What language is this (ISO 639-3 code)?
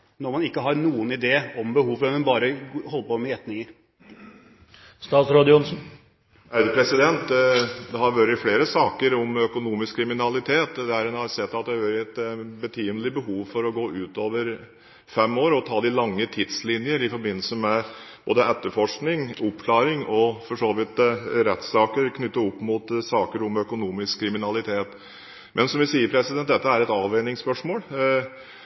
nob